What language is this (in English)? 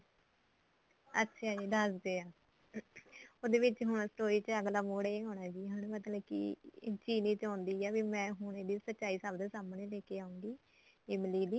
Punjabi